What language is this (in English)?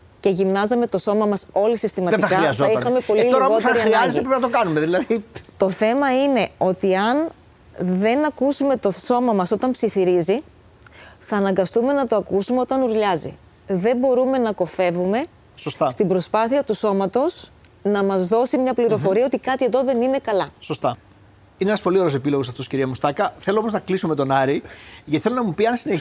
Greek